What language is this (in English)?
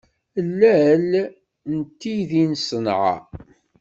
Kabyle